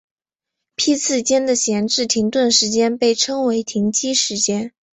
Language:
Chinese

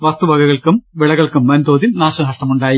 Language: Malayalam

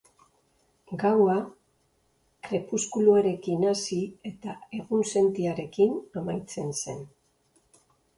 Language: Basque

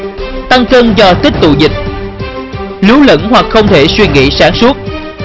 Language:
Vietnamese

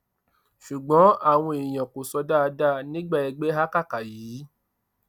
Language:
Yoruba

